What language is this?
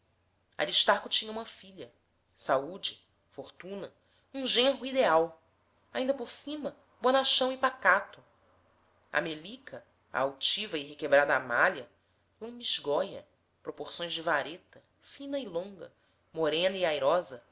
Portuguese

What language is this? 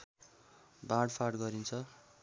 Nepali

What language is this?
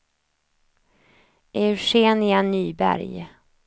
Swedish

